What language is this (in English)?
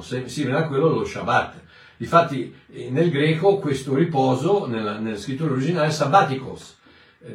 Italian